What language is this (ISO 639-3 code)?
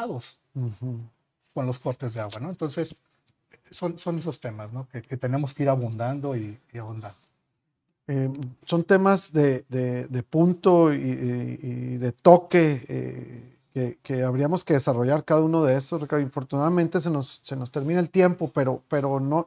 spa